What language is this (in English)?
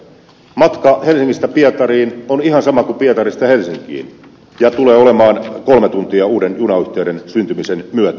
Finnish